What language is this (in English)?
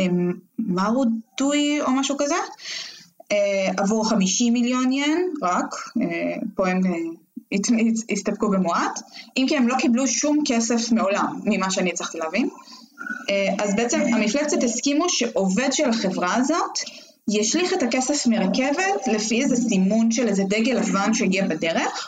Hebrew